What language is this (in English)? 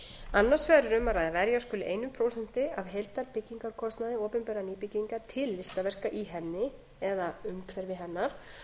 Icelandic